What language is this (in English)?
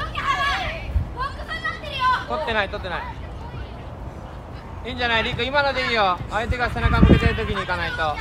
Japanese